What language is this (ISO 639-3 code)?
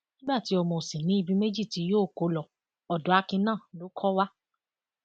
yor